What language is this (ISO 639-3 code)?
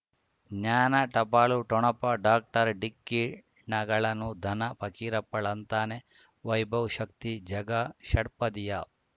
kan